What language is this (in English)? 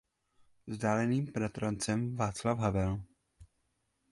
Czech